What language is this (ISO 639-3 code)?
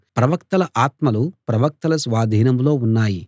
tel